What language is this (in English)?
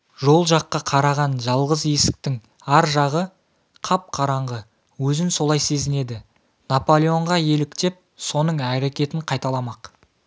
Kazakh